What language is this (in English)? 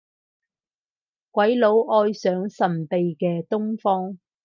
Cantonese